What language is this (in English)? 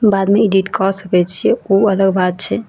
Maithili